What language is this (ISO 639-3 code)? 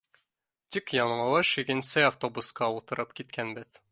bak